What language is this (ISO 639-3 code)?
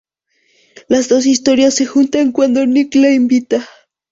spa